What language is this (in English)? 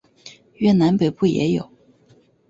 Chinese